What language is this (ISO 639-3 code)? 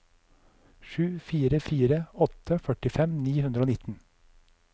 nor